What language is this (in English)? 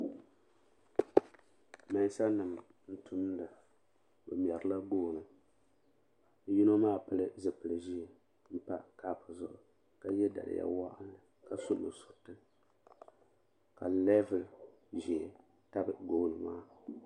Dagbani